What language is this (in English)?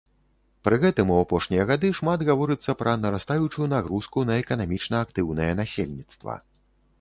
Belarusian